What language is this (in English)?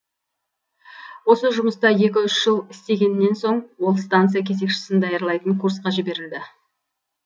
Kazakh